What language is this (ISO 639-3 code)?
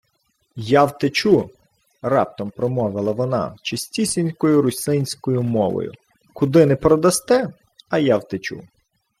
ukr